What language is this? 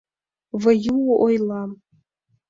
Mari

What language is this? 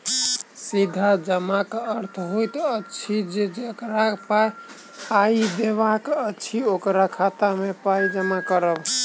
Maithili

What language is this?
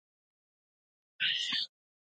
Pashto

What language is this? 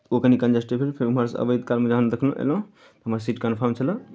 Maithili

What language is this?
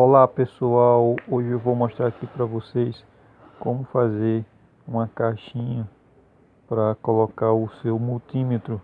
Portuguese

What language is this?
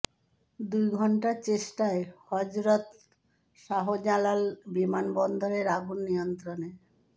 Bangla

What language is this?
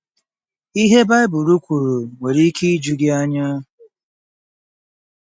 Igbo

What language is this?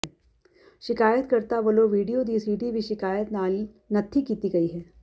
Punjabi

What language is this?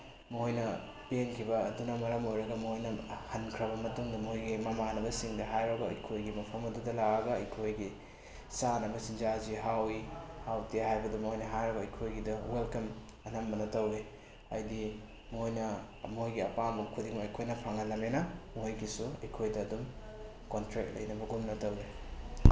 Manipuri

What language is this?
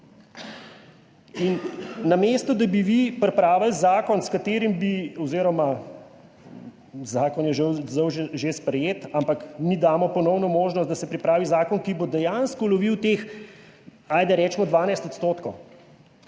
Slovenian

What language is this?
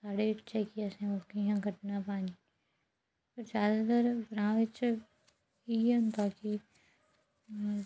Dogri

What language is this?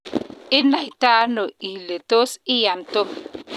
Kalenjin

